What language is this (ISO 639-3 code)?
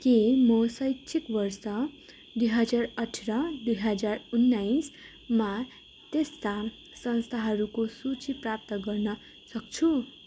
nep